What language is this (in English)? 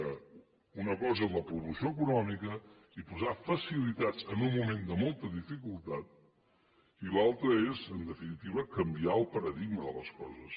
Catalan